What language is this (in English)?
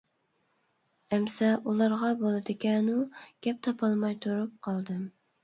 Uyghur